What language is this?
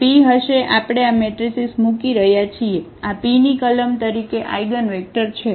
Gujarati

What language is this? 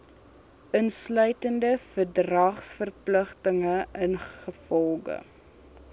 Afrikaans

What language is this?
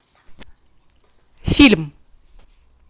Russian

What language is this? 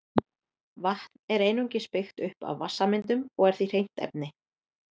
Icelandic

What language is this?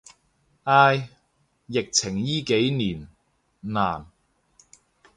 Cantonese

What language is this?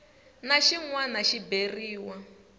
Tsonga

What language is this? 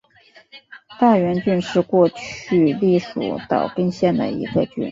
Chinese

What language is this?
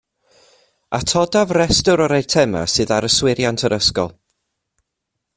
Welsh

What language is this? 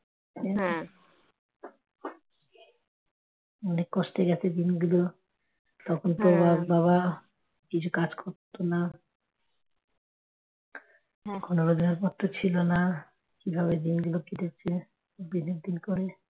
Bangla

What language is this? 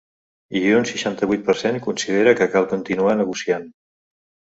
Catalan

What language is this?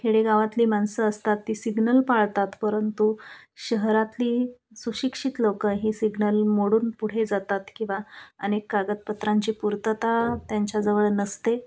Marathi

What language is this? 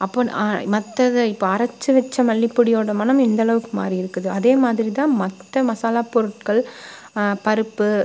Tamil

